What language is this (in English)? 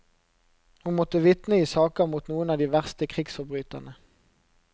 Norwegian